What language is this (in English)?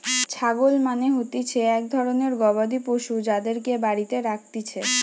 Bangla